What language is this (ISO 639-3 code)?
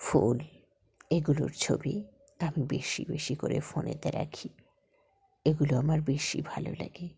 ben